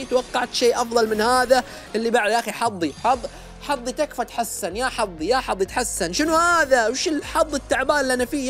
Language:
Arabic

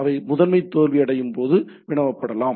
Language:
Tamil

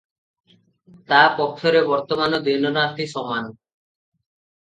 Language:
Odia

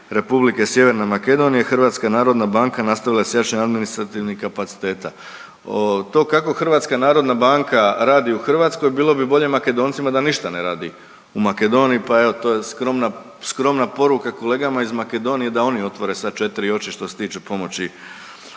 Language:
Croatian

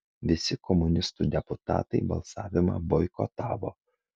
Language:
Lithuanian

